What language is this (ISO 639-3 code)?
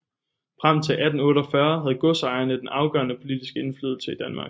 dan